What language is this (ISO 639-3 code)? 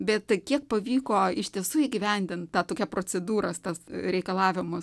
lit